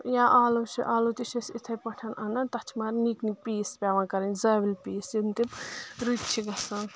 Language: Kashmiri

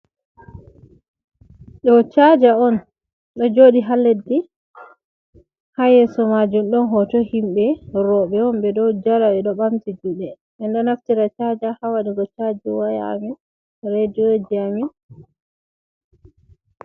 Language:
Fula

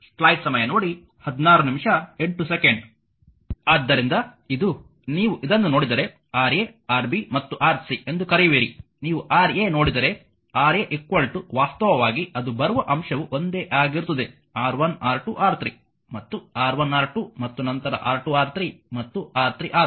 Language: Kannada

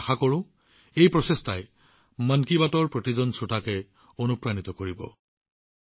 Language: Assamese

